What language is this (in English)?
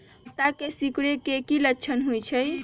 Magahi